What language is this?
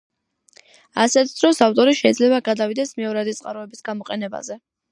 Georgian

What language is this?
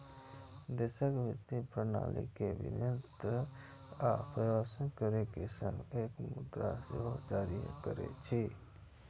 Maithili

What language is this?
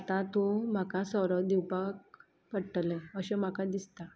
Konkani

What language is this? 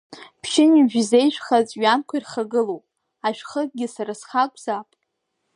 Abkhazian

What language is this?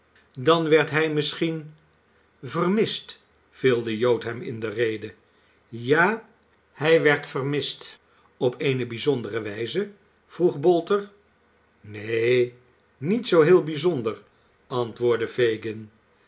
Dutch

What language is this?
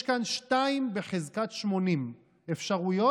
Hebrew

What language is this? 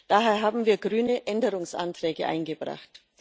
German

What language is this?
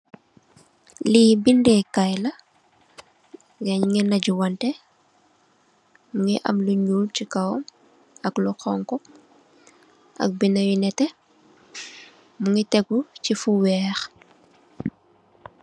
Wolof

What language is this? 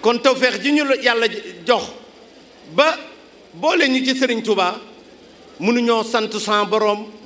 French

